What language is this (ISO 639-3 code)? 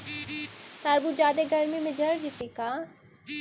mag